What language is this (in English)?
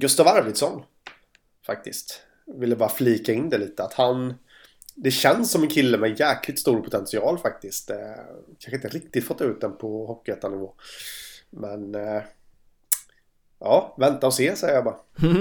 Swedish